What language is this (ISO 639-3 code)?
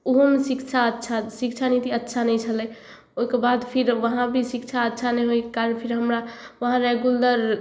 mai